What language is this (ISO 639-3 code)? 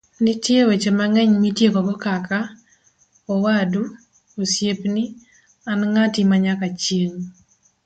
luo